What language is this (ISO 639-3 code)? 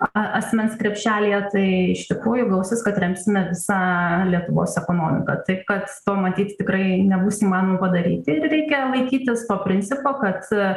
lit